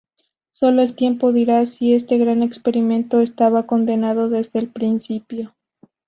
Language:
Spanish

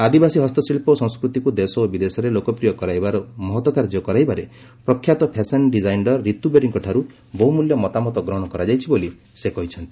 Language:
Odia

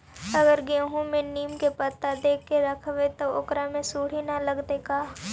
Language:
Magahi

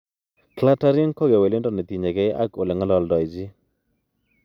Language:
Kalenjin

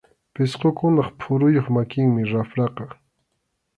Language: Arequipa-La Unión Quechua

